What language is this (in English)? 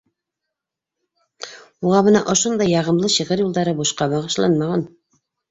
Bashkir